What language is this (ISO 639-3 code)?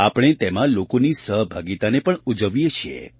guj